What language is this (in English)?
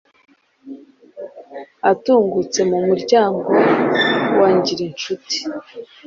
Kinyarwanda